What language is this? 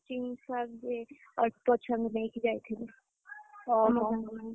Odia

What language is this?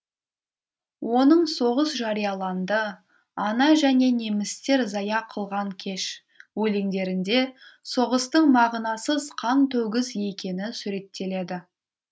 Kazakh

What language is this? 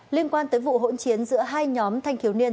Vietnamese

